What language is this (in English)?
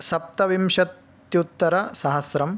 Sanskrit